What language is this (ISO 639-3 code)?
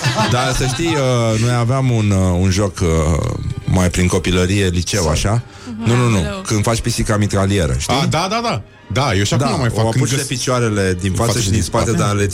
ron